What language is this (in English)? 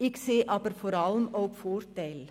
Swiss German